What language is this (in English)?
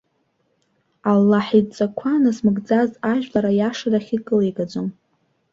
Abkhazian